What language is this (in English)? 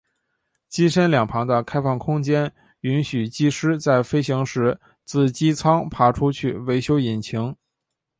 Chinese